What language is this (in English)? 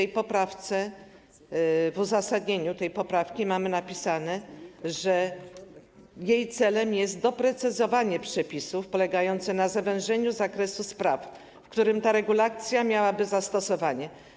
Polish